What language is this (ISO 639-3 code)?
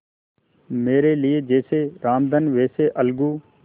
hin